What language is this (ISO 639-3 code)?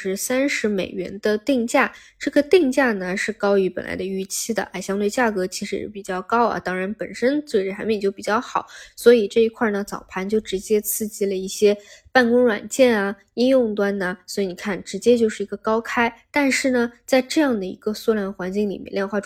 zho